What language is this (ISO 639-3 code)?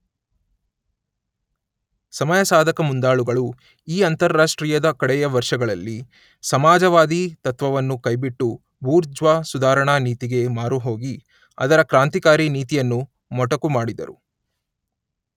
kan